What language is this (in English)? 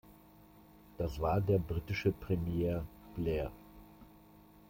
German